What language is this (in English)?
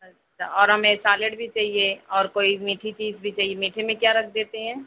Urdu